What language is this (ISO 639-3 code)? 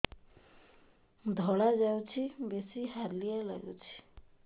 ori